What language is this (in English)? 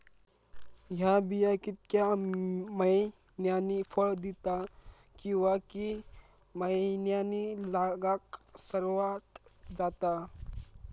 Marathi